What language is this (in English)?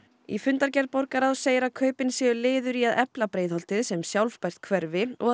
Icelandic